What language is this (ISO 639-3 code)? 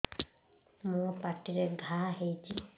ori